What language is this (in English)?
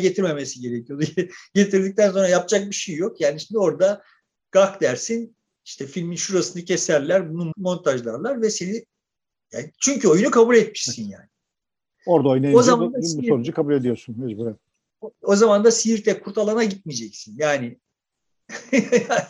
Turkish